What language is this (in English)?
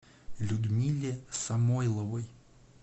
Russian